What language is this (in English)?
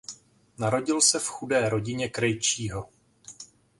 Czech